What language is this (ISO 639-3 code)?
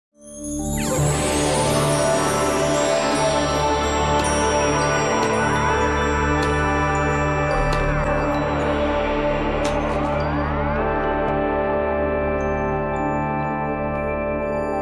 ind